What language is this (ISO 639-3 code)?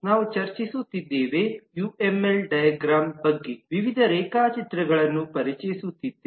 kan